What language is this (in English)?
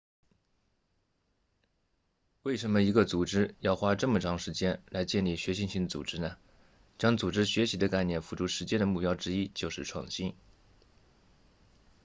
Chinese